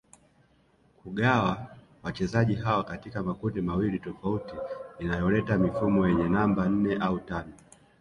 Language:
Swahili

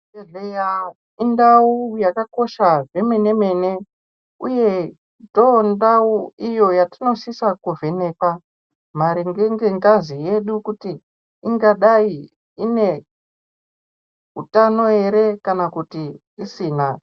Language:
Ndau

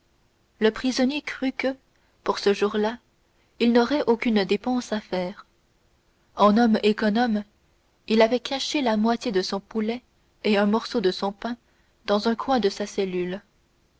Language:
French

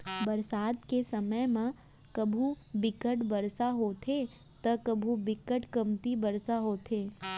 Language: Chhattisgarhi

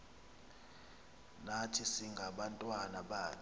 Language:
Xhosa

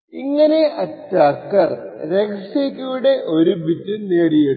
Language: Malayalam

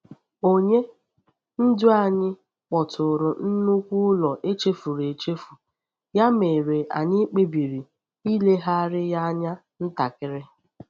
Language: Igbo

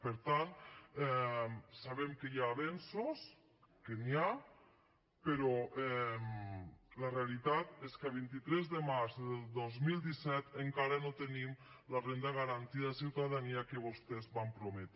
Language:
Catalan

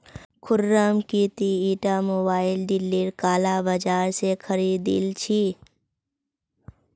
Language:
Magahi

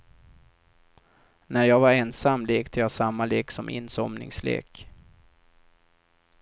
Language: Swedish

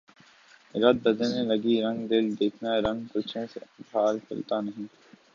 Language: Urdu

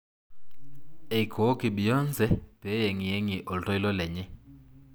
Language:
Masai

